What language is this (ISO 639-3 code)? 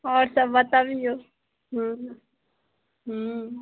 mai